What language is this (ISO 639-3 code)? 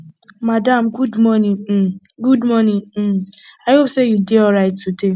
pcm